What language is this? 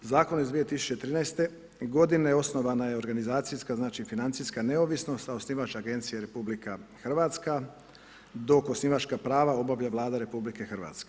Croatian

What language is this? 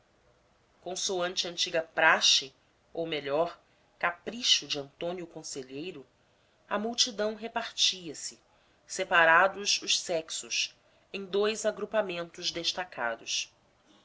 Portuguese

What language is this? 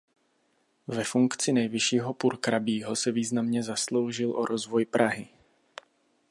Czech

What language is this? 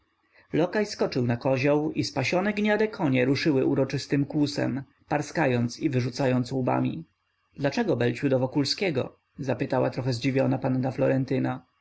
Polish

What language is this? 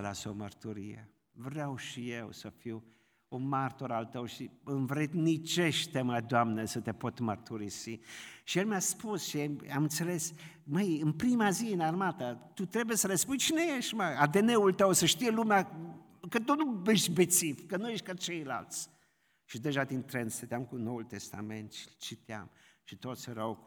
Romanian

